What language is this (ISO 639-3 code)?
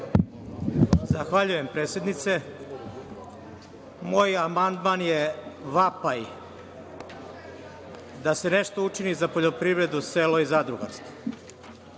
srp